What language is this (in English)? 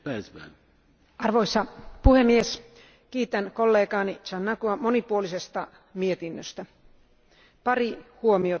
Finnish